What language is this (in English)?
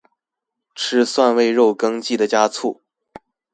Chinese